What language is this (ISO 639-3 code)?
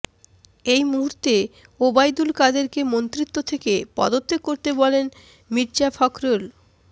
ben